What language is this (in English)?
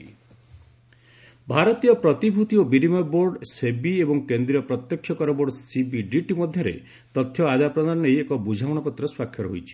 Odia